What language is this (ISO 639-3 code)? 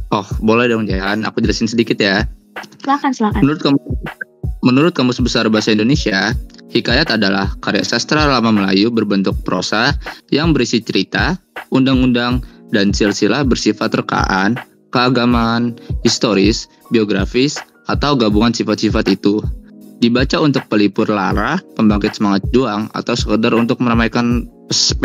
ind